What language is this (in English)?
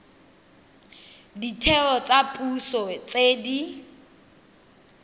Tswana